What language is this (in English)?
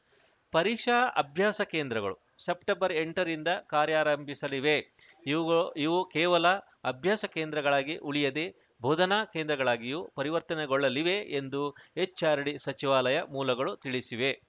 Kannada